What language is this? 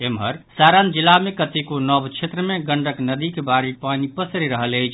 Maithili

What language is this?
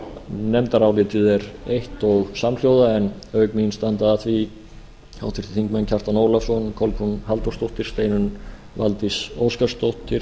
Icelandic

